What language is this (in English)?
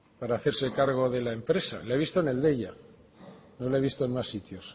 Spanish